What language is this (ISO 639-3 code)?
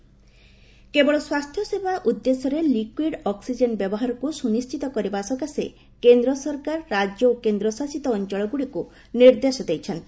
ori